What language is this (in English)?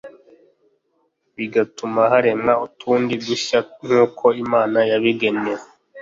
Kinyarwanda